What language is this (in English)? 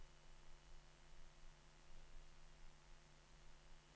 Norwegian